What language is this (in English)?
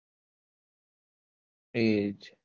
Gujarati